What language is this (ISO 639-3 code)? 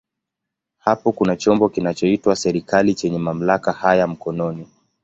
swa